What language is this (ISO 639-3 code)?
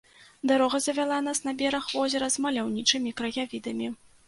bel